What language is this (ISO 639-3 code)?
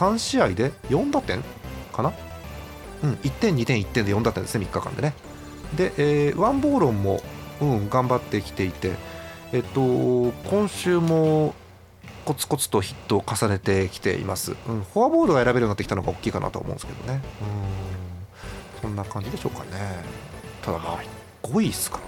jpn